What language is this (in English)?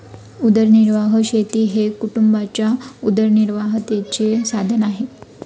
Marathi